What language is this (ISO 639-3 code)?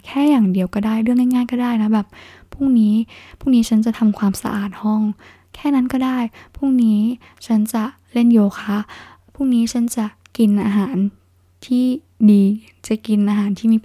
tha